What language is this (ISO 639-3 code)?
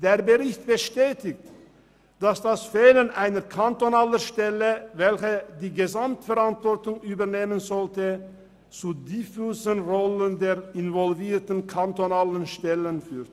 gsw